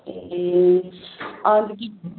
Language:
Nepali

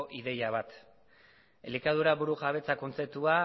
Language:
Basque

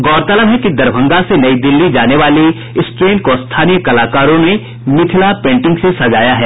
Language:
Hindi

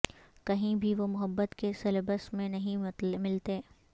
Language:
Urdu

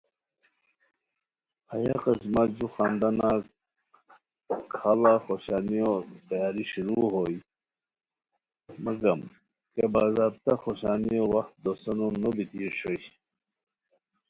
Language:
Khowar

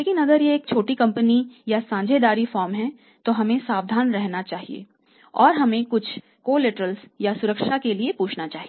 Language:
Hindi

